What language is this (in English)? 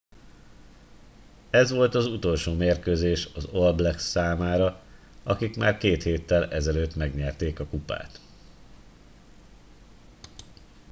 Hungarian